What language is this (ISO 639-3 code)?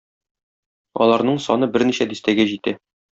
tat